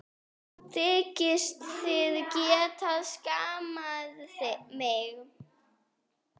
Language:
Icelandic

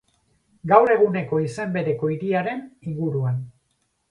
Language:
Basque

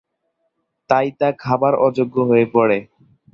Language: Bangla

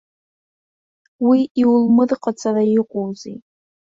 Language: Abkhazian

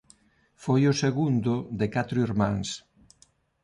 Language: Galician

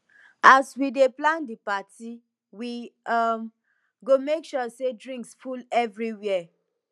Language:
Nigerian Pidgin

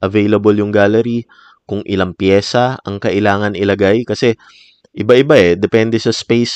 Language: Filipino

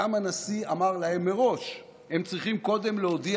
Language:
Hebrew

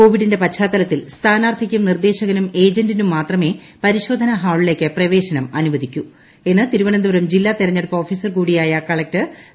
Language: Malayalam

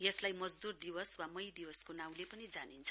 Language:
Nepali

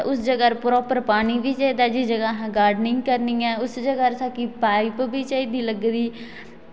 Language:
Dogri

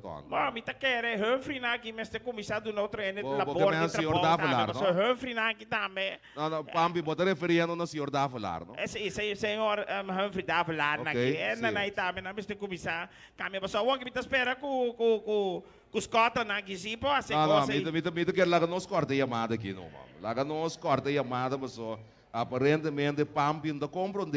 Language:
Portuguese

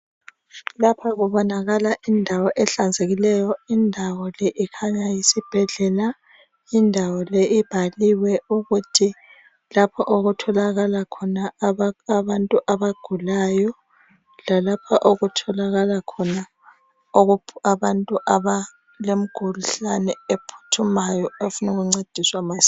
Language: North Ndebele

